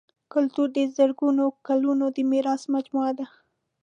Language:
Pashto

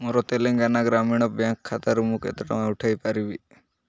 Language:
Odia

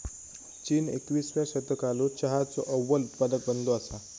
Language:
Marathi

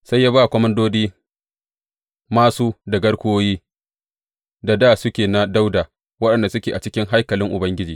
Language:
Hausa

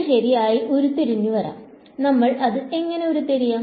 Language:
Malayalam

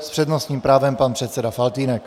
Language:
Czech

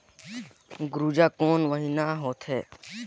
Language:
Chhattisgarhi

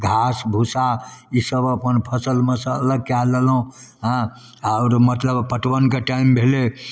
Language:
Maithili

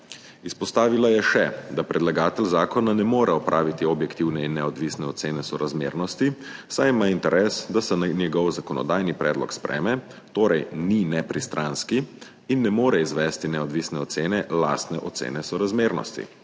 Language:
Slovenian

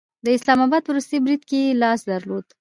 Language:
Pashto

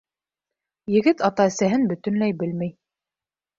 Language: Bashkir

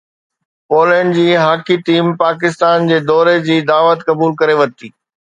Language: Sindhi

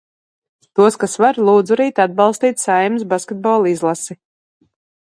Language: Latvian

